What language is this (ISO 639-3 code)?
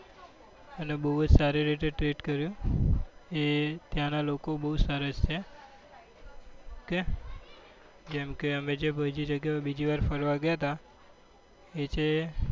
guj